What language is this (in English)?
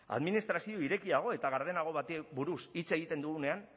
Basque